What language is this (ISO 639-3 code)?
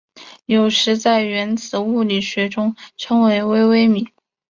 zho